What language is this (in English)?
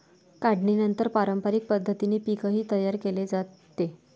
Marathi